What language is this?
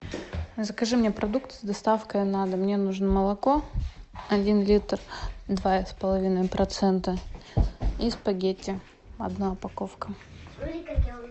Russian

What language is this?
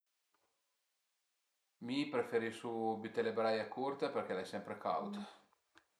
Piedmontese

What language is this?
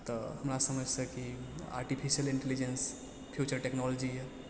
Maithili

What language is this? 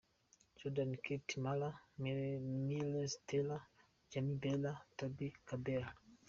Kinyarwanda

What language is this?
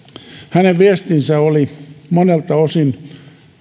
Finnish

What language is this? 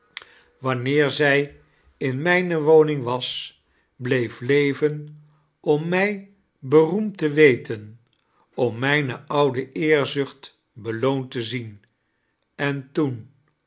Dutch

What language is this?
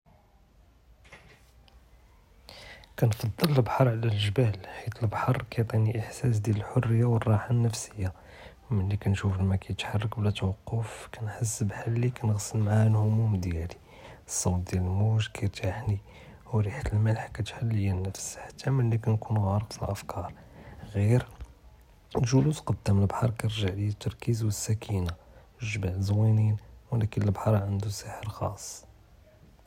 Judeo-Arabic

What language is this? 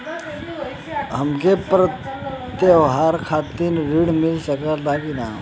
Bhojpuri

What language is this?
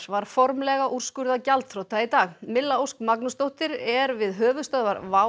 Icelandic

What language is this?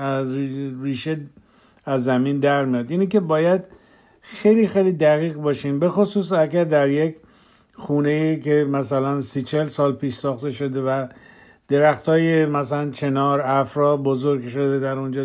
Persian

